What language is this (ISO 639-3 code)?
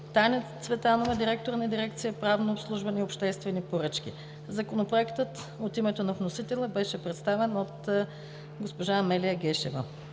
bul